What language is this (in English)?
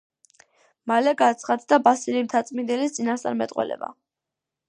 Georgian